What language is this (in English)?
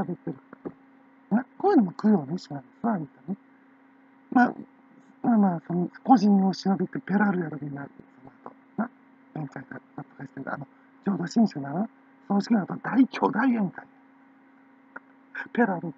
Japanese